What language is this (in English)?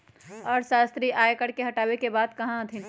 Magahi